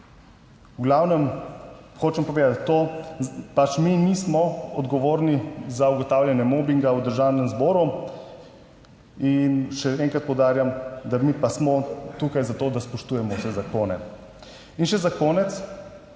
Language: Slovenian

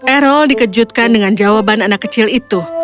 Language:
Indonesian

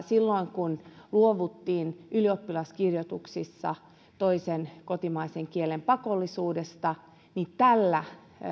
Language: Finnish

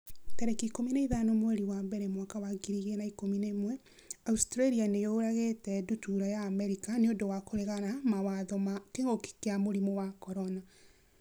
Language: Kikuyu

